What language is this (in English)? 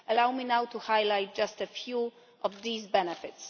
English